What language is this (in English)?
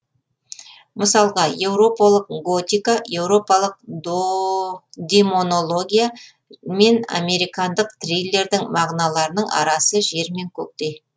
Kazakh